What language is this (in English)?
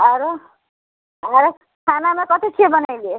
Maithili